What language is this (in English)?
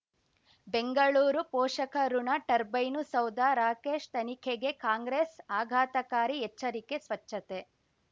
Kannada